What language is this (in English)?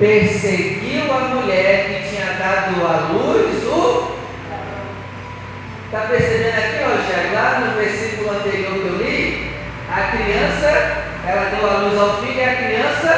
Portuguese